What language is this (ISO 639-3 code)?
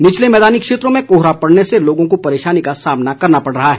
hin